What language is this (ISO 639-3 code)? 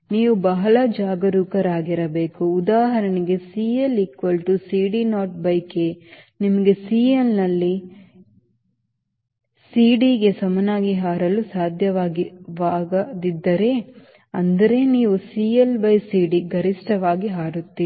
kan